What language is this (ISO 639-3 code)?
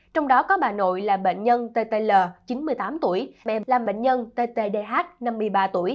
vie